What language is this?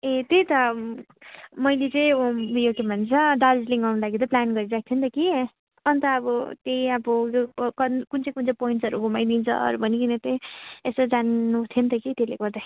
Nepali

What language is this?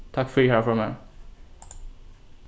Faroese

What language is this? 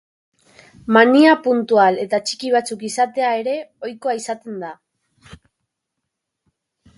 Basque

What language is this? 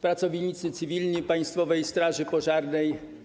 Polish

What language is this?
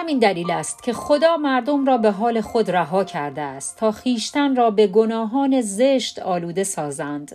Persian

